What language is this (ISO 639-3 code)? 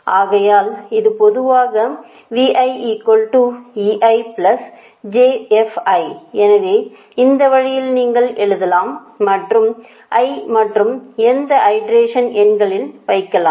tam